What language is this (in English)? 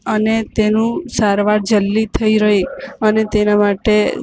Gujarati